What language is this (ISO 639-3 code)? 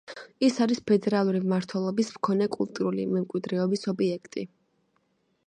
kat